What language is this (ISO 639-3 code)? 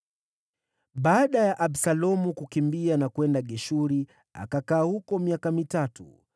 swa